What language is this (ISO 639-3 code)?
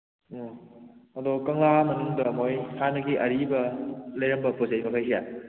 mni